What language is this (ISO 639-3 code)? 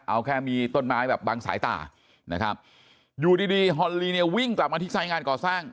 tha